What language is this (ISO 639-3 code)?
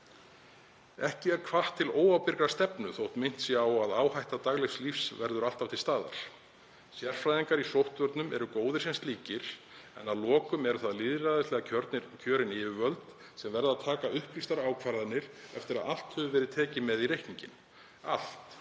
isl